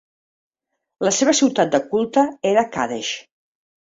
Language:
Catalan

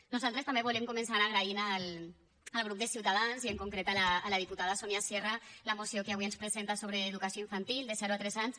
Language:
Catalan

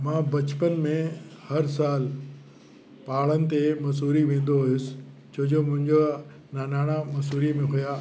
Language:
Sindhi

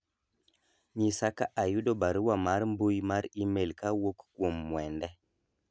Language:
Luo (Kenya and Tanzania)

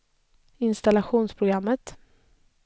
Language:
Swedish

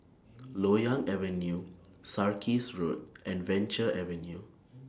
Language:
English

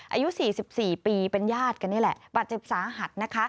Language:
Thai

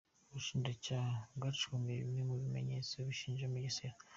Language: Kinyarwanda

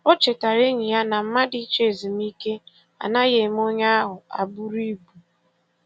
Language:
Igbo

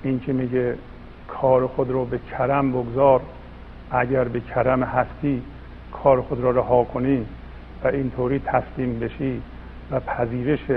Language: Persian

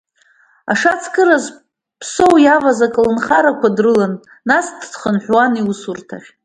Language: Abkhazian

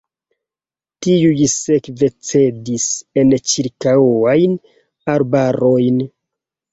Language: Esperanto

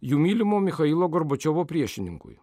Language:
Lithuanian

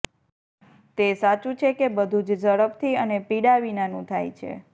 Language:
Gujarati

